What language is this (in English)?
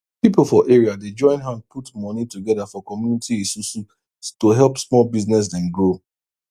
Nigerian Pidgin